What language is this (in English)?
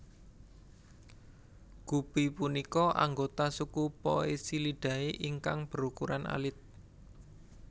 Javanese